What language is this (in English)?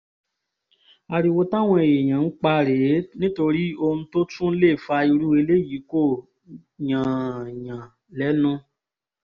Yoruba